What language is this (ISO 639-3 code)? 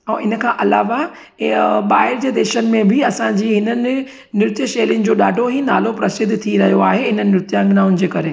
snd